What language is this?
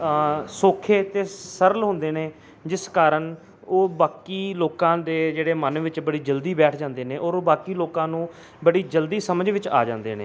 Punjabi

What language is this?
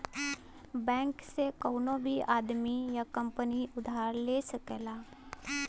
Bhojpuri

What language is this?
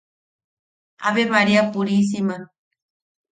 Yaqui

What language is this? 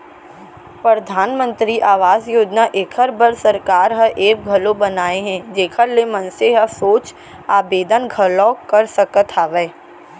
Chhattisgarhi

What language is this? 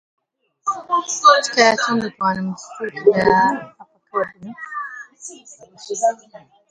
Central Kurdish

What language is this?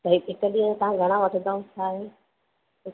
Sindhi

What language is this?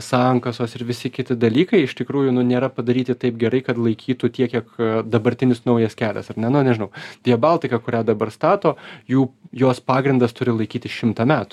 Lithuanian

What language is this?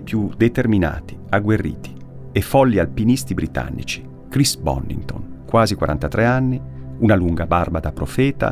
Italian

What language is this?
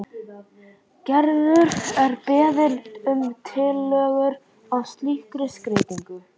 Icelandic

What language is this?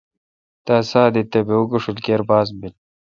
Kalkoti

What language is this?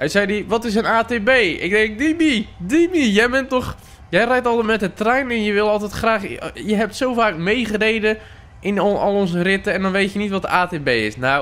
Dutch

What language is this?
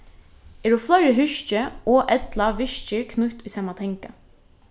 Faroese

